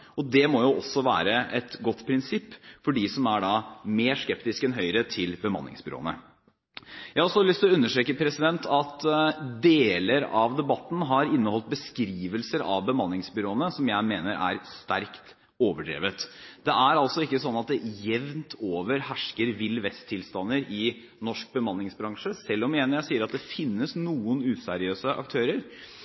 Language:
Norwegian Bokmål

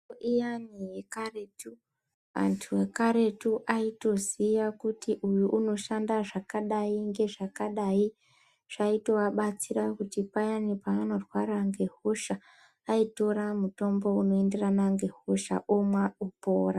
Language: Ndau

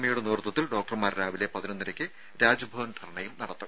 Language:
Malayalam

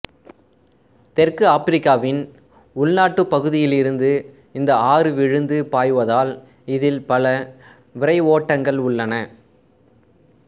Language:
Tamil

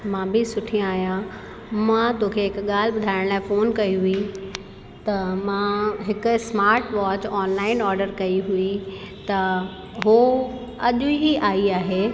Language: Sindhi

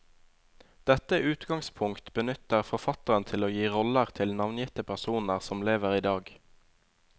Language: Norwegian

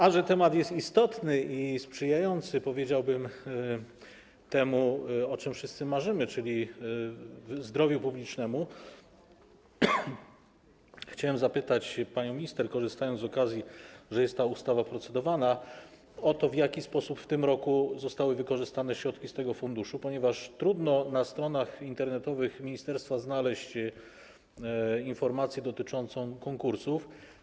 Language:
Polish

